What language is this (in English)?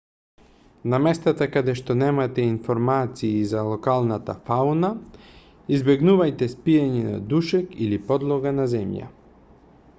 Macedonian